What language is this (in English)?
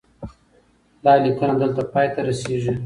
Pashto